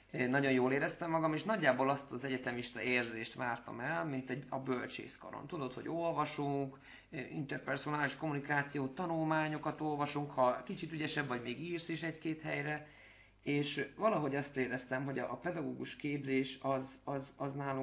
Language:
Hungarian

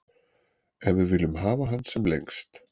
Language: Icelandic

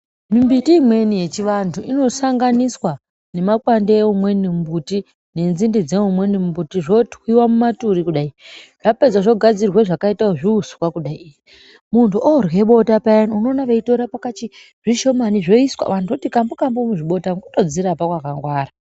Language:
Ndau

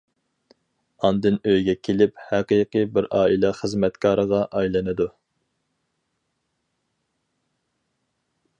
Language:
Uyghur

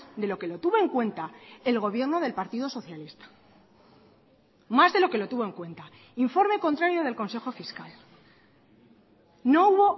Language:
Spanish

